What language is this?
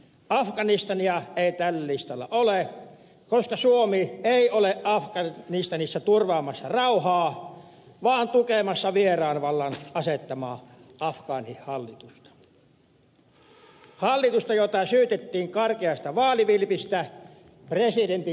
Finnish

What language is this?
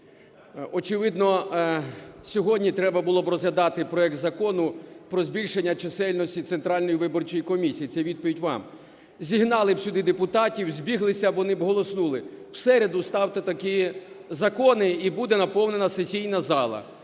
Ukrainian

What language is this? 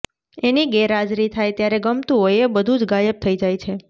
Gujarati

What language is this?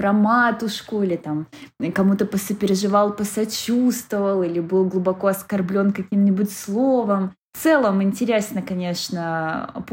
Russian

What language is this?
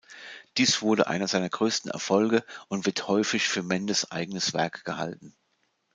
German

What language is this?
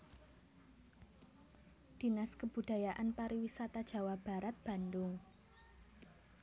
Javanese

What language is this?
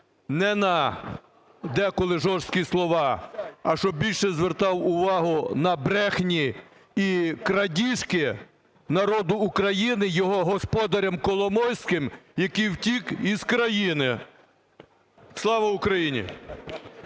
Ukrainian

